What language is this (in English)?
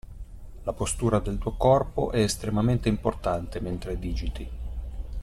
Italian